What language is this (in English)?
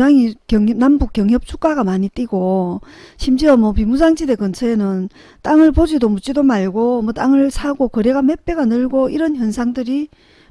Korean